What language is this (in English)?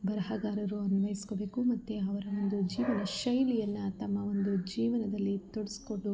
Kannada